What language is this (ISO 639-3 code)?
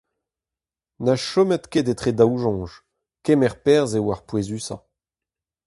bre